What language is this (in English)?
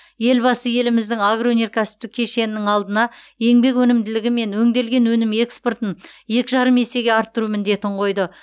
Kazakh